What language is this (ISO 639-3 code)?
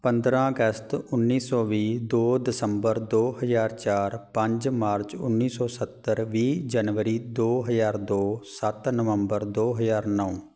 pan